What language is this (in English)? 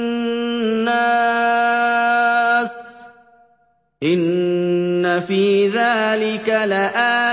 Arabic